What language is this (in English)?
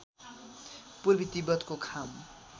Nepali